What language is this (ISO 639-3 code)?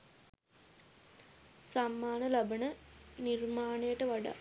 sin